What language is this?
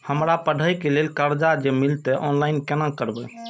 Maithili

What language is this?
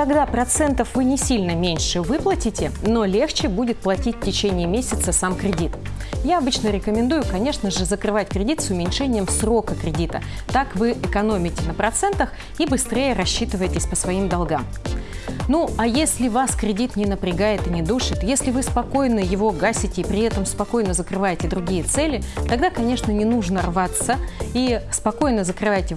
Russian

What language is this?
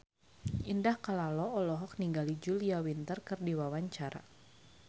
Sundanese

